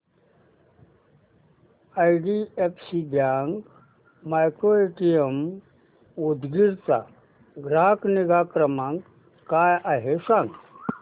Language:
Marathi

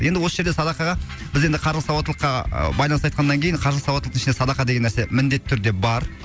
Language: Kazakh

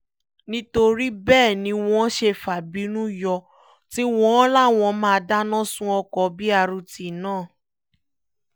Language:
Yoruba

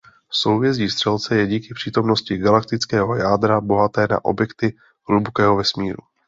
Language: Czech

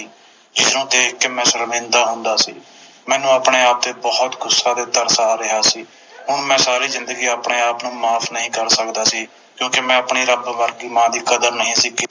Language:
Punjabi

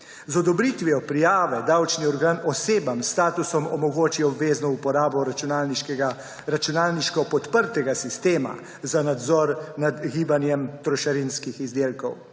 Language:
Slovenian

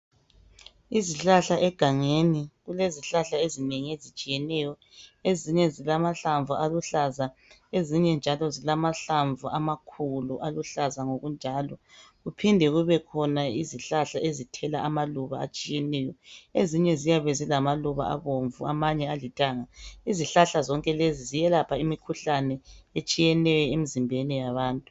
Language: North Ndebele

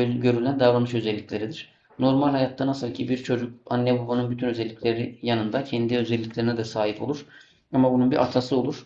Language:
Turkish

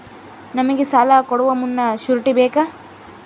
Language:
Kannada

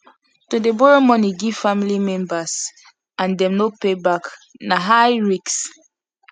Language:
Nigerian Pidgin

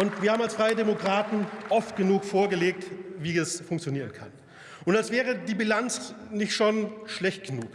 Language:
German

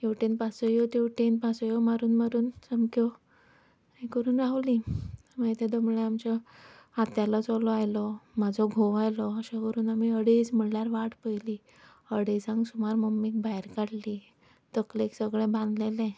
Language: Konkani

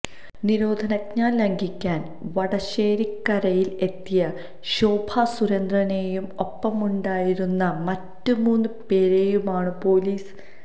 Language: Malayalam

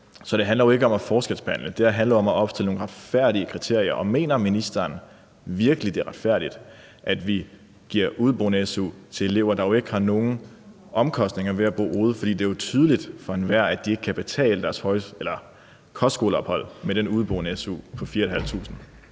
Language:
Danish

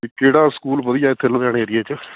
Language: Punjabi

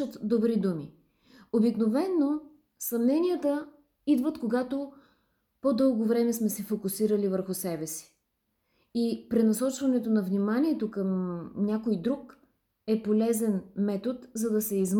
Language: Bulgarian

